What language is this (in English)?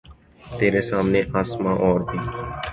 Urdu